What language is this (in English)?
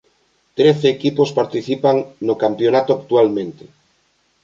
Galician